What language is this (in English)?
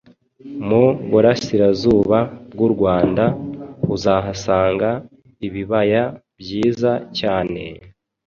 Kinyarwanda